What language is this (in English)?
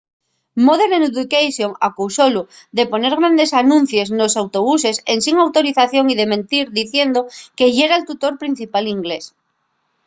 Asturian